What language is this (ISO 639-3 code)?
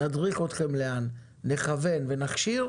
heb